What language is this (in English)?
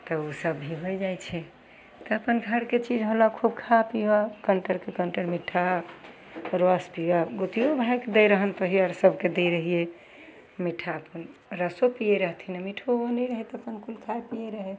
Maithili